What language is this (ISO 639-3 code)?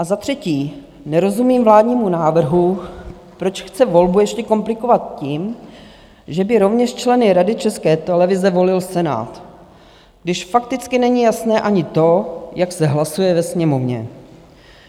ces